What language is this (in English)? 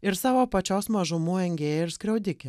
Lithuanian